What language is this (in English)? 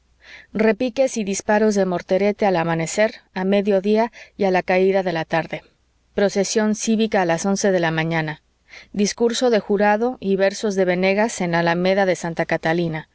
Spanish